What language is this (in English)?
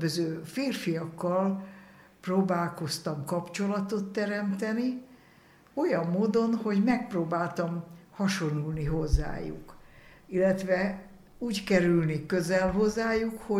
Hungarian